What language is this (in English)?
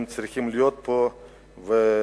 Hebrew